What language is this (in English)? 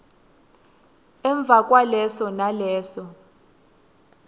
Swati